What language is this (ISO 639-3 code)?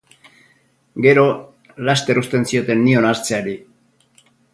eus